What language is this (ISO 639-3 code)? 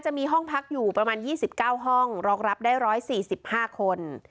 tha